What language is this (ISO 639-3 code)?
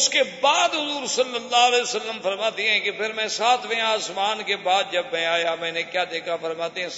urd